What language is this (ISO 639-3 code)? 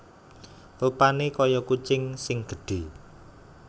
jav